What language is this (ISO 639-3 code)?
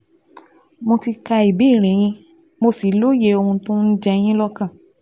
yor